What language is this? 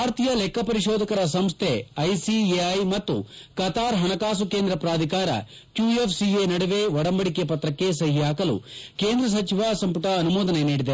Kannada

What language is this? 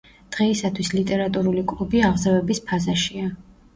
Georgian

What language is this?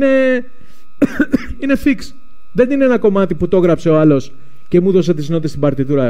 Greek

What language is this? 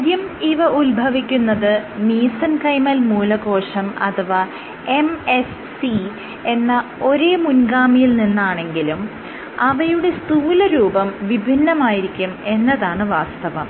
Malayalam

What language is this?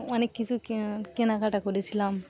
Bangla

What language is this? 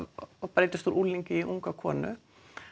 Icelandic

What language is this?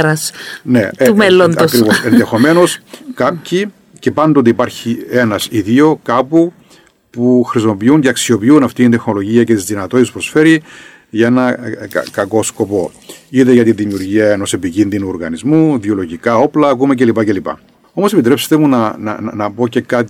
Greek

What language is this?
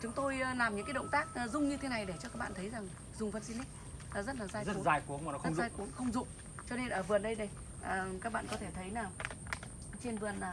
Vietnamese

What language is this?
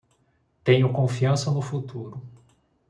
Portuguese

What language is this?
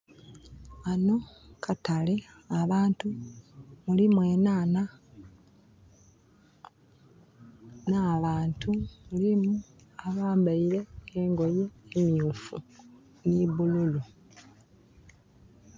Soga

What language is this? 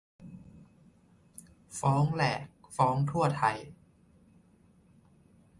Thai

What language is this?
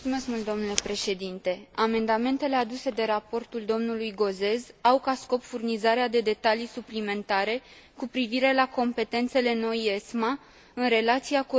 Romanian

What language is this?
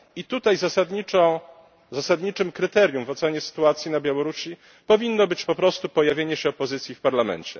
Polish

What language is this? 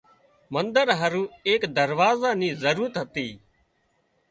Wadiyara Koli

